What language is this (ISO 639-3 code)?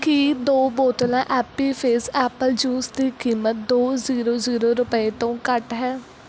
pan